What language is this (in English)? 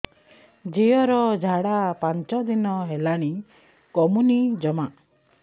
Odia